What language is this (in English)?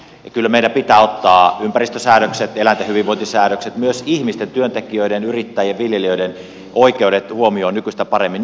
Finnish